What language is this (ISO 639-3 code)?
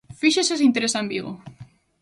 glg